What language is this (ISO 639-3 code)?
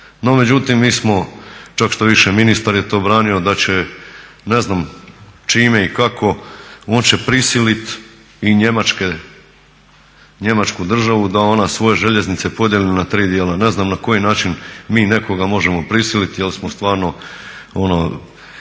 hrv